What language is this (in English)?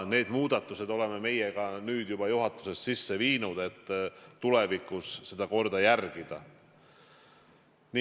Estonian